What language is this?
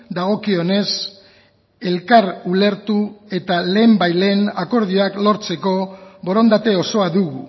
Basque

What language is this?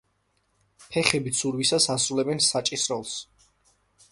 Georgian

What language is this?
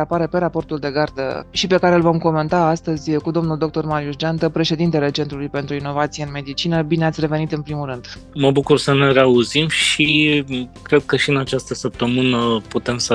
Romanian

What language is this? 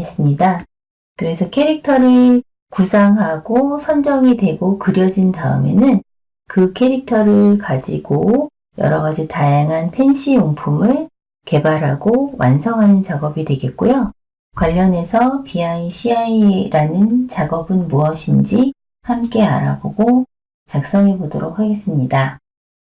Korean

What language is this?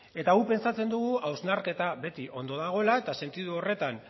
Basque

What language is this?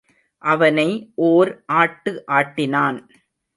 Tamil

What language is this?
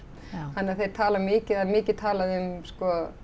Icelandic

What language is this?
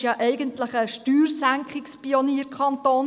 Swiss German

